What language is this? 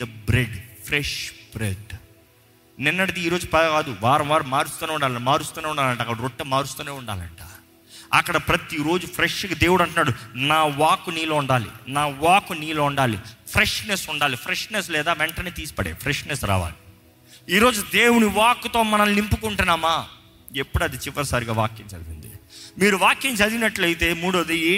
Telugu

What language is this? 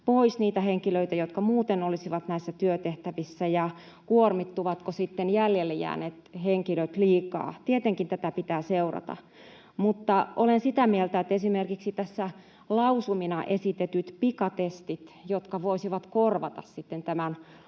Finnish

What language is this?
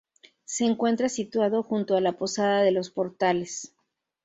Spanish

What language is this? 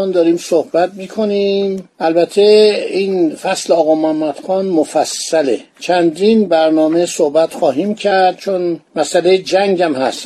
Persian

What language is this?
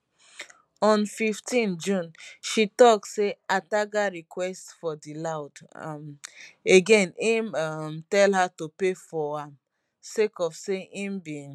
Nigerian Pidgin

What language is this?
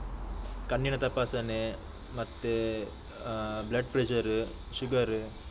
Kannada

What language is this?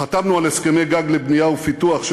Hebrew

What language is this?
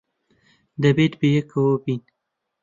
Central Kurdish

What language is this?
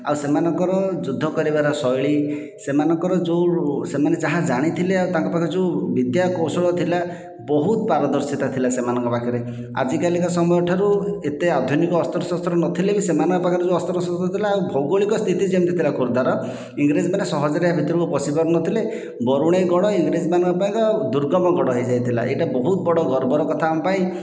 Odia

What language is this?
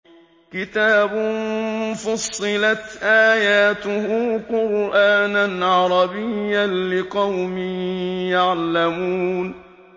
Arabic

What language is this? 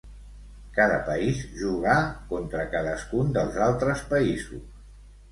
Catalan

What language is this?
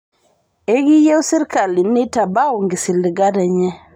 Masai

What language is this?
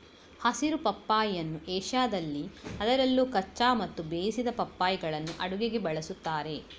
Kannada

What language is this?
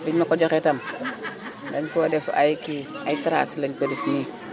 Wolof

